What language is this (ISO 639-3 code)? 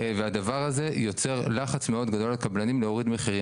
heb